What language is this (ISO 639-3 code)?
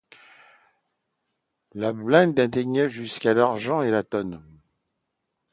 fra